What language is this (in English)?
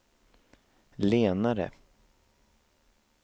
Swedish